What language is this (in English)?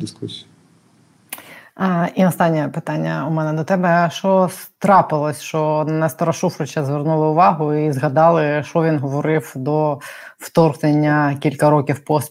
Ukrainian